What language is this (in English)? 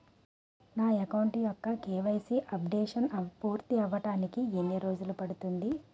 Telugu